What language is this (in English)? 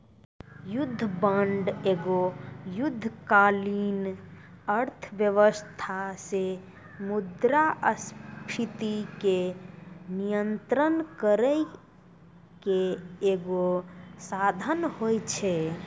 Maithili